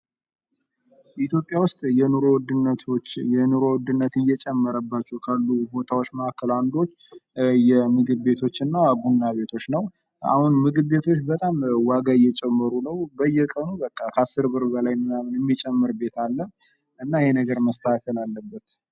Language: Amharic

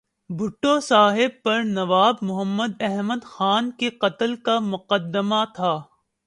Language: Urdu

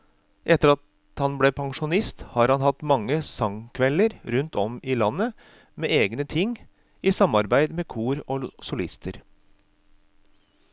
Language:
Norwegian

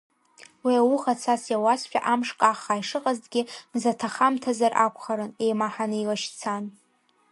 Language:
Abkhazian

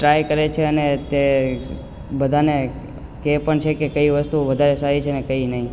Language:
Gujarati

